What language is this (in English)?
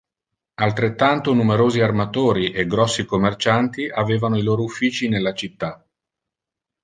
Italian